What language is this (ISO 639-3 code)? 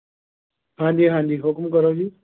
pan